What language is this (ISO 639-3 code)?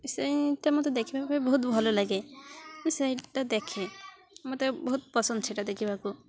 ori